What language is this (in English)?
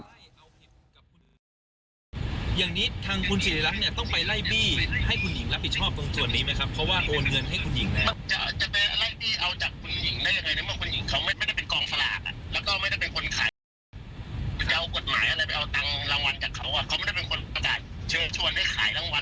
Thai